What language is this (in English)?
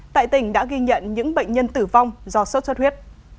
Vietnamese